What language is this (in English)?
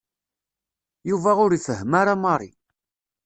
Kabyle